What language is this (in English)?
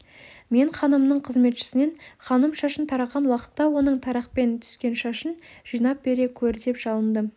Kazakh